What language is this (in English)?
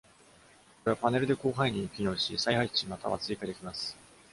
Japanese